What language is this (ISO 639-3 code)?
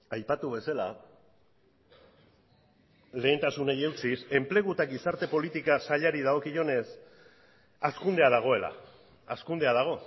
eus